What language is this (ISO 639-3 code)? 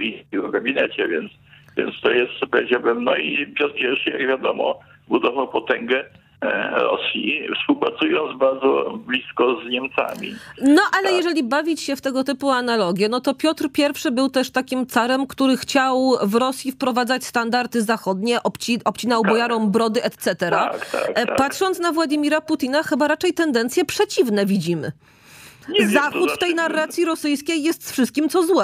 pol